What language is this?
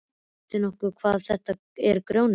Icelandic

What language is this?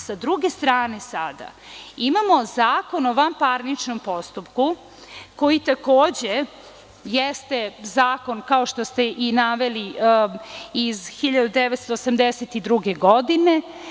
Serbian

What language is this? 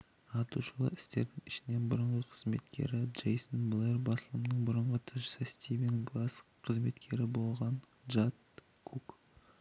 Kazakh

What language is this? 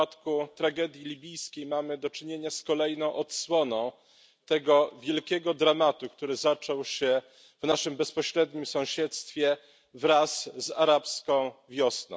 Polish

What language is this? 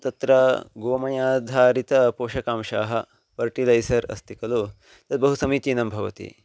Sanskrit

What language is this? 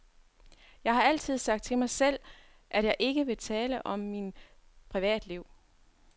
Danish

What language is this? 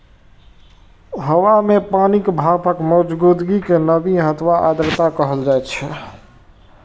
Maithili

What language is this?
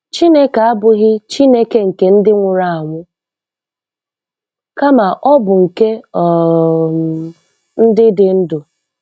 Igbo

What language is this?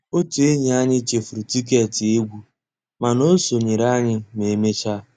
Igbo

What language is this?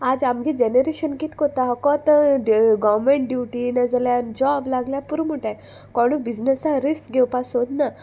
Konkani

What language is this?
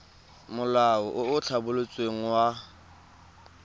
Tswana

